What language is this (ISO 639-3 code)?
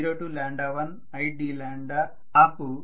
tel